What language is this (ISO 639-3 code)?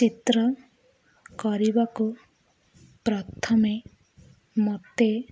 ori